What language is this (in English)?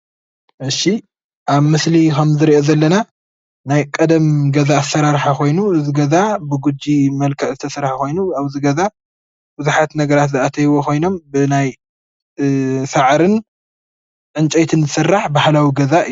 Tigrinya